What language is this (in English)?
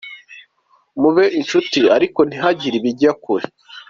Kinyarwanda